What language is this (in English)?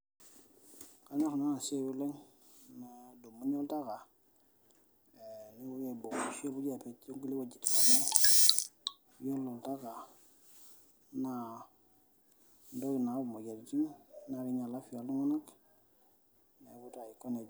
Masai